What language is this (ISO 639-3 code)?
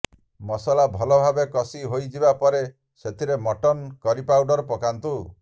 ori